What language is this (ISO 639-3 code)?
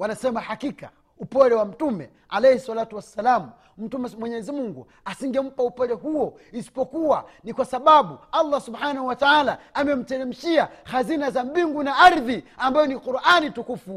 swa